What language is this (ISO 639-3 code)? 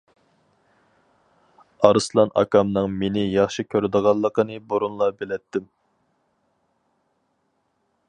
uig